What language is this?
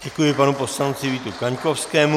Czech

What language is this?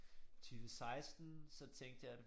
Danish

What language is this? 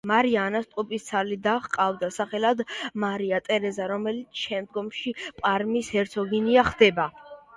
Georgian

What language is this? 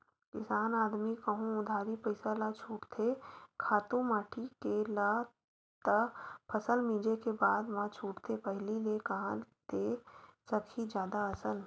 Chhattisgarhi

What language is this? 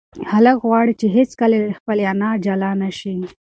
Pashto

